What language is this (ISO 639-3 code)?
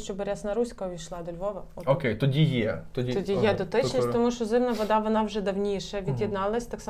ukr